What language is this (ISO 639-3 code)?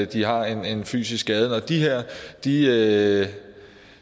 dan